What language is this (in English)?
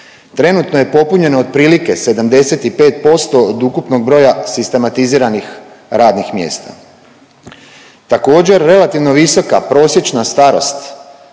Croatian